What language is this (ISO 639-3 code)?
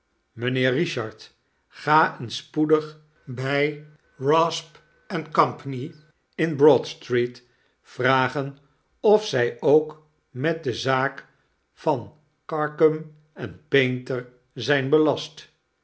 nld